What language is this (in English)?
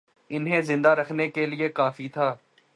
Urdu